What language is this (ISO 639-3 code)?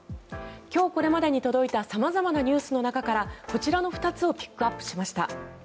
jpn